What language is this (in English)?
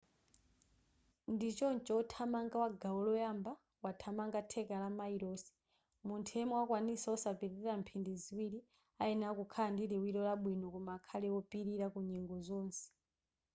Nyanja